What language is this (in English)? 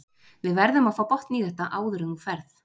Icelandic